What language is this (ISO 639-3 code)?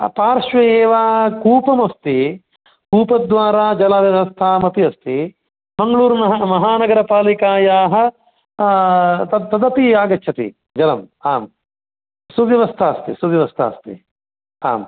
san